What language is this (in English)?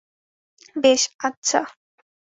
Bangla